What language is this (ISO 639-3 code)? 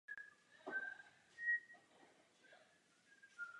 ces